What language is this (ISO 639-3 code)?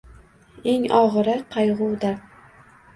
uzb